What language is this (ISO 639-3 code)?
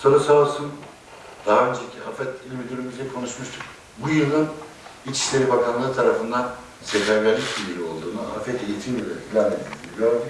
tur